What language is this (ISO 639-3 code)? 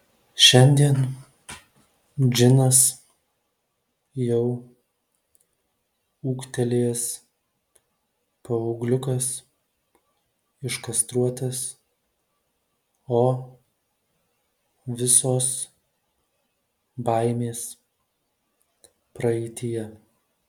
lit